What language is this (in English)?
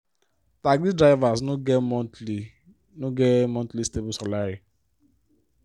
Nigerian Pidgin